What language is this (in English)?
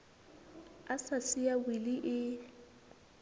Southern Sotho